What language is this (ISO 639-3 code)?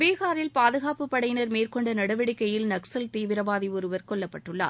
tam